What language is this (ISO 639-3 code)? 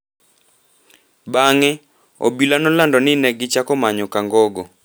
luo